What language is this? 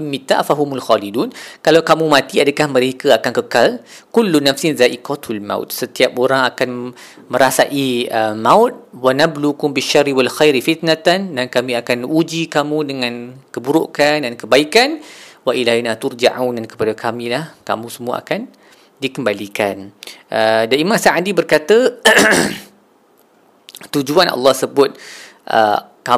Malay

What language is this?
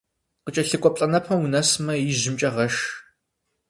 Kabardian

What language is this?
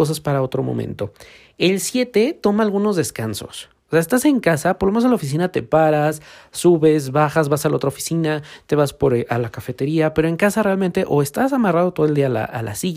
Spanish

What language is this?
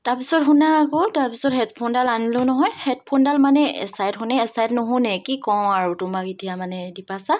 Assamese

